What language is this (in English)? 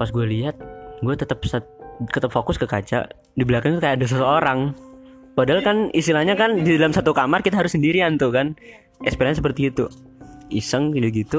Indonesian